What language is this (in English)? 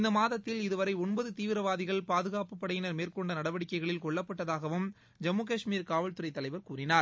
Tamil